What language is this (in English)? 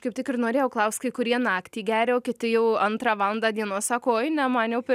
Lithuanian